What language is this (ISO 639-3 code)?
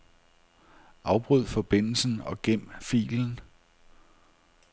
dan